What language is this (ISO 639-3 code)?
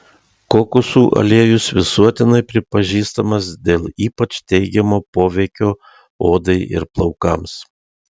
lit